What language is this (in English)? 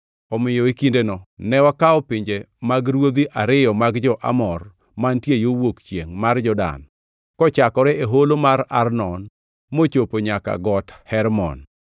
Luo (Kenya and Tanzania)